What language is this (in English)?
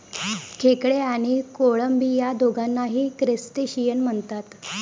Marathi